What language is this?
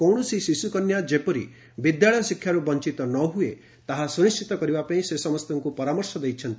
Odia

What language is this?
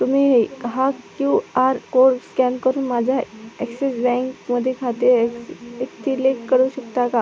Marathi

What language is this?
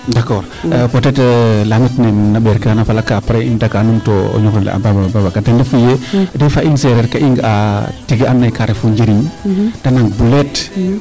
Serer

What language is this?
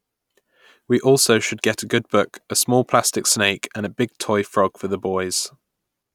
English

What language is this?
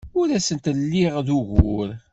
Kabyle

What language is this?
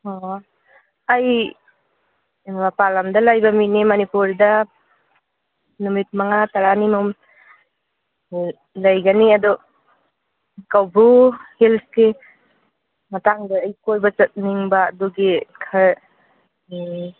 Manipuri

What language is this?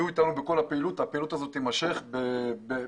Hebrew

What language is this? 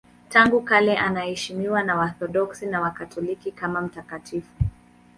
Swahili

